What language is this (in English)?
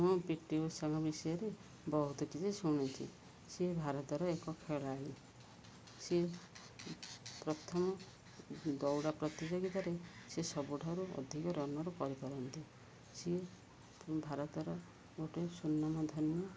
Odia